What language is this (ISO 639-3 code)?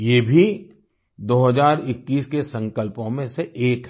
hin